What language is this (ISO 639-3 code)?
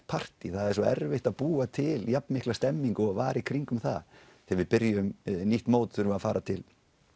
isl